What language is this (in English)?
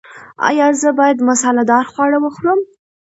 Pashto